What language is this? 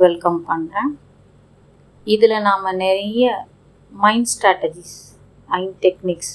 Tamil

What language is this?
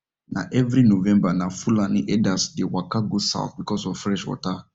Nigerian Pidgin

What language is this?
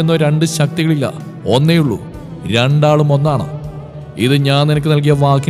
Malayalam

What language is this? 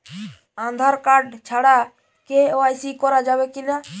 Bangla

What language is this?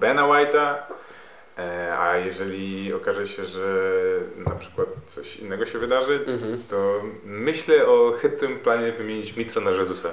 Polish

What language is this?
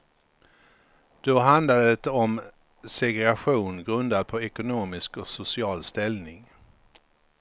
Swedish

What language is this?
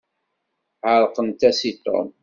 Kabyle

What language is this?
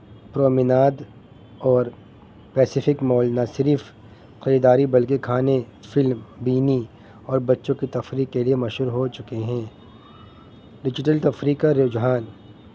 Urdu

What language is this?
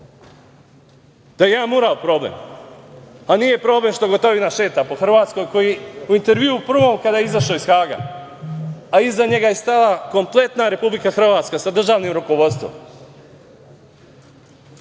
Serbian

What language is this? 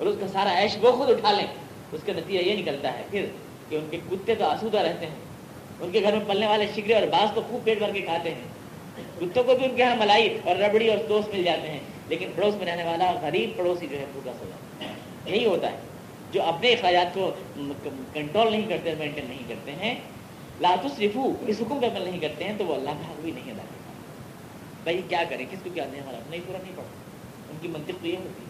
Urdu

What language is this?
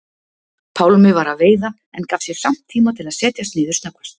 Icelandic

